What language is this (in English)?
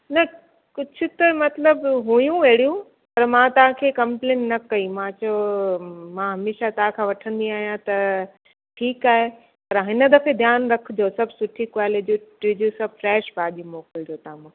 Sindhi